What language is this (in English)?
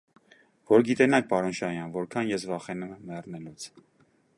Armenian